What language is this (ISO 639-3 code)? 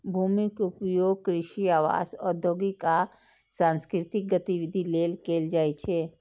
mai